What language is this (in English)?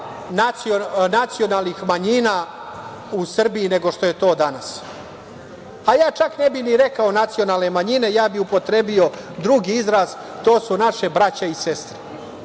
Serbian